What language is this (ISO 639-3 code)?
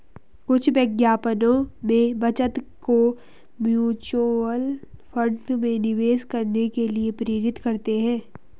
hin